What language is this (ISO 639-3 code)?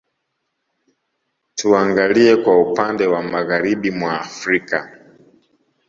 swa